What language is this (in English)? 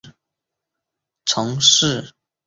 Chinese